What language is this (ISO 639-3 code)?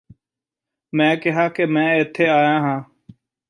pan